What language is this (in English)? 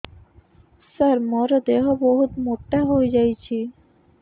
Odia